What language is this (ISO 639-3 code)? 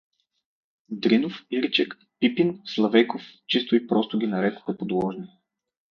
bul